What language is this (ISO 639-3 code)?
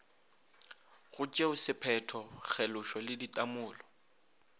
nso